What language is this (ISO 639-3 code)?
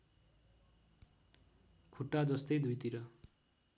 nep